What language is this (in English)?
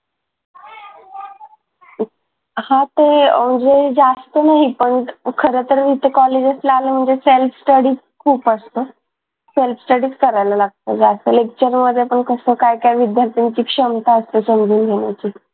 Marathi